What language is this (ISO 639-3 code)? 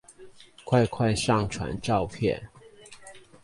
zho